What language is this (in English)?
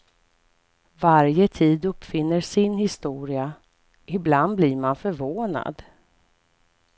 Swedish